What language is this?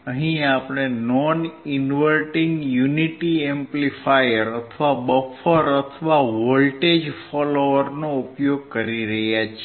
Gujarati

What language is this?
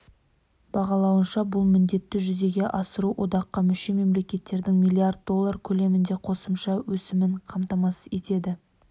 Kazakh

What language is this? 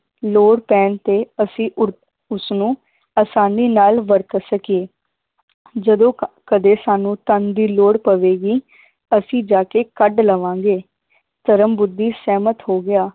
Punjabi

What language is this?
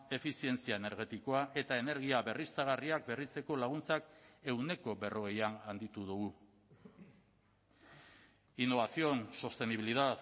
Basque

